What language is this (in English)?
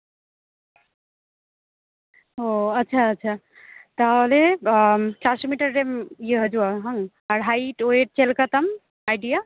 Santali